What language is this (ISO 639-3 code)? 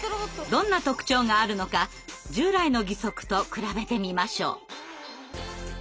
jpn